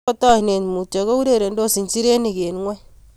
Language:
Kalenjin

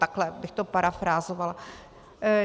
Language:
Czech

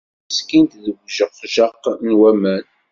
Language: Kabyle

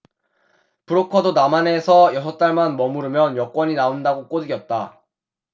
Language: Korean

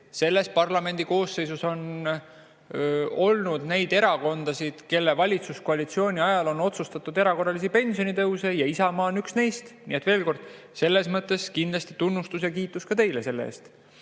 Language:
Estonian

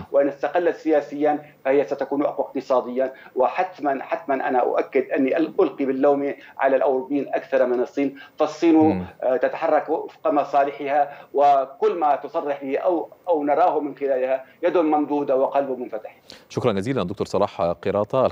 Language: Arabic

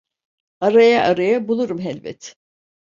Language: Turkish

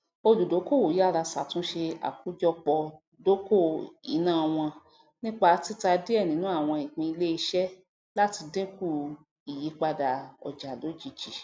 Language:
Yoruba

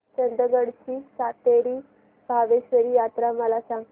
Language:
Marathi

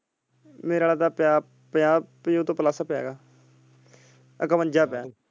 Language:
Punjabi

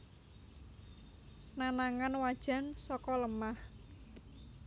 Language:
Javanese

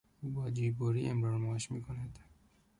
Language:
Persian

